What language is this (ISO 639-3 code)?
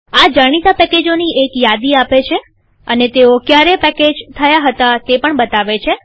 guj